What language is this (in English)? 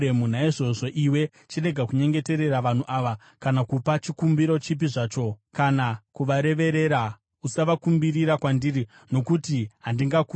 Shona